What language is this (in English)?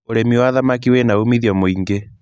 Kikuyu